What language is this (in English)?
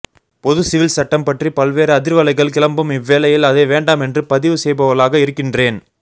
Tamil